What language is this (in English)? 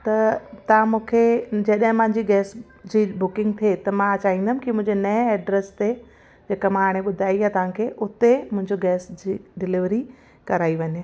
Sindhi